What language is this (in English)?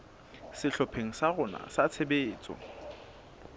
Southern Sotho